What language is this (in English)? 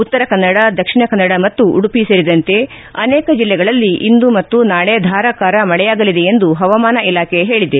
Kannada